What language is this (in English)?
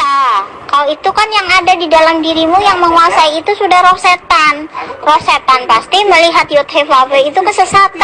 Indonesian